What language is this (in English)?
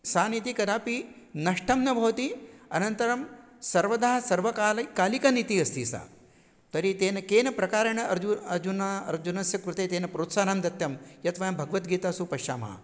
Sanskrit